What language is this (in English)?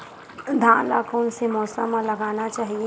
Chhattisgarhi